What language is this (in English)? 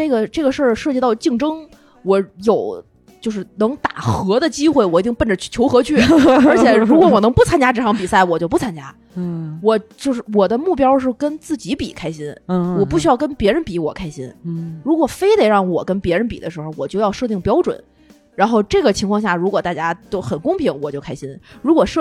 Chinese